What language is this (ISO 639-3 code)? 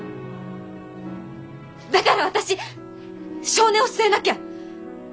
jpn